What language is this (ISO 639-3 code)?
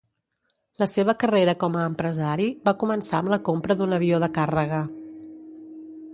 cat